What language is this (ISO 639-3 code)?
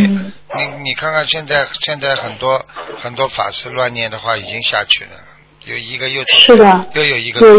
zho